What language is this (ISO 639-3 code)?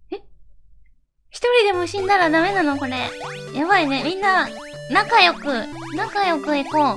jpn